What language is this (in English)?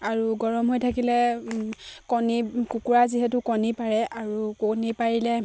Assamese